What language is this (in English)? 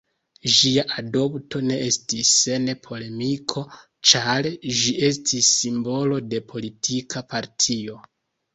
Esperanto